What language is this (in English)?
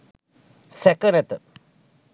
Sinhala